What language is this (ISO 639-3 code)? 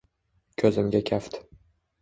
uzb